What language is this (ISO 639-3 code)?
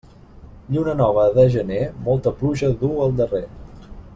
cat